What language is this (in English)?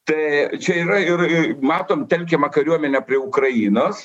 Lithuanian